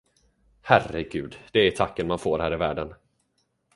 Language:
Swedish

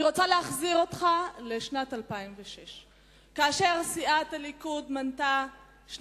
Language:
Hebrew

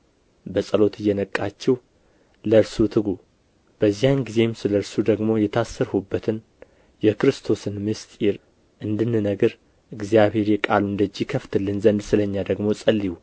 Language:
Amharic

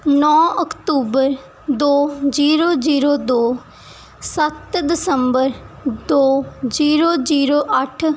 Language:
Punjabi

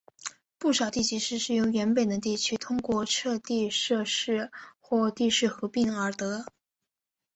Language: Chinese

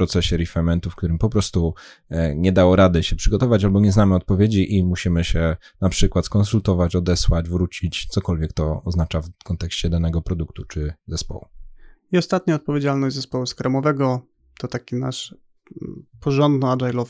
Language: Polish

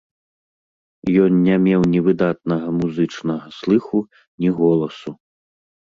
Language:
Belarusian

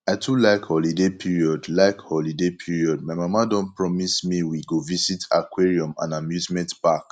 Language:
Nigerian Pidgin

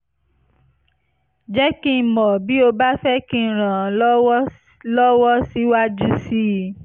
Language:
Yoruba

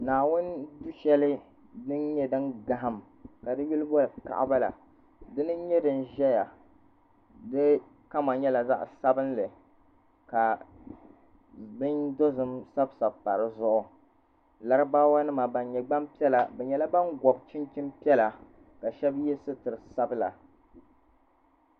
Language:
Dagbani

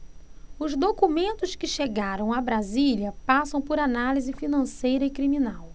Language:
Portuguese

